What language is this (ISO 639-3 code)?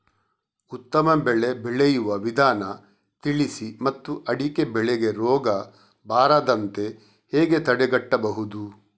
kan